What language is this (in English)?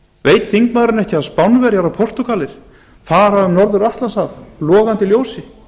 Icelandic